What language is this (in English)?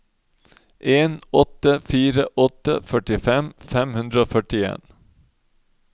Norwegian